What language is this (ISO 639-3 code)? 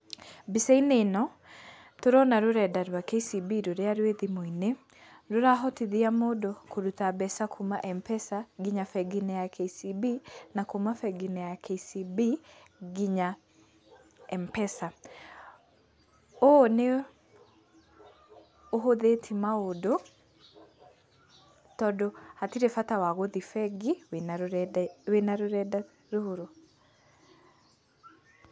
kik